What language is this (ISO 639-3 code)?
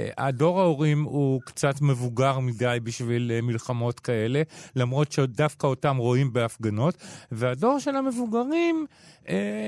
heb